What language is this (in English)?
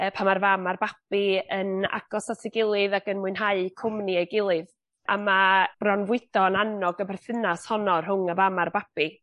Welsh